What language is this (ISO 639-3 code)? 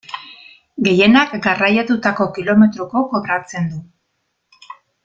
eus